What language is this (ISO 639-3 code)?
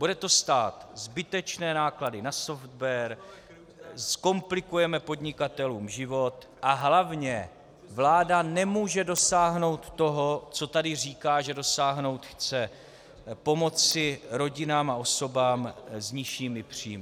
ces